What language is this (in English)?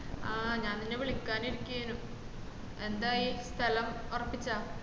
Malayalam